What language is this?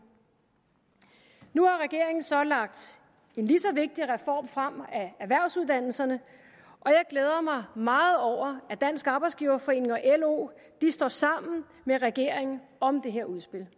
Danish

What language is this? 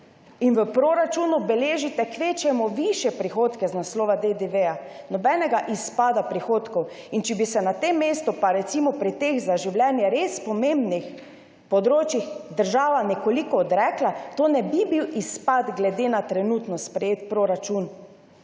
Slovenian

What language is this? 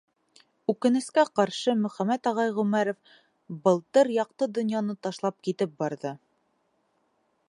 Bashkir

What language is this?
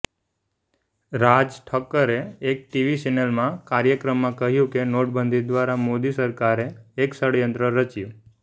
Gujarati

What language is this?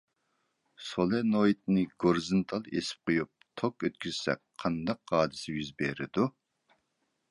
Uyghur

